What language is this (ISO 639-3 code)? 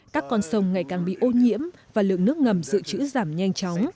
vie